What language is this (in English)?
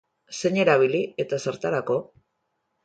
Basque